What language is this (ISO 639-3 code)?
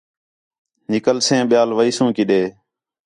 xhe